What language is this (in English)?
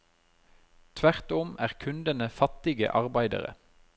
Norwegian